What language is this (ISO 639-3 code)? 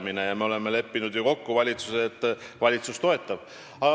est